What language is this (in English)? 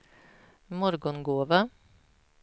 Swedish